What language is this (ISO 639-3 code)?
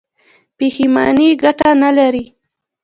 pus